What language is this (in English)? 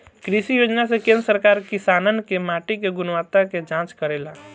Bhojpuri